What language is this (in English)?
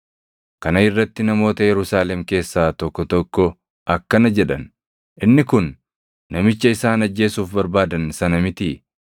Oromo